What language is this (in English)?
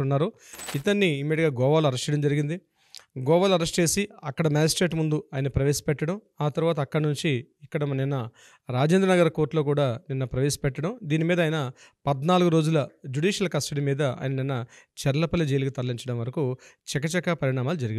Telugu